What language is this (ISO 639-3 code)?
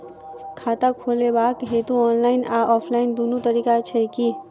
mai